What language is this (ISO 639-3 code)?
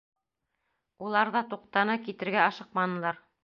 bak